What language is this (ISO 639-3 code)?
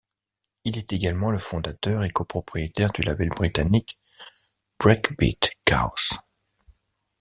fra